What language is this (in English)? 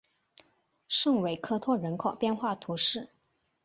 Chinese